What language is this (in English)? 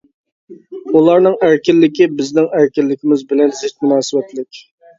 Uyghur